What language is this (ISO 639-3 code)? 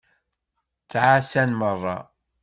kab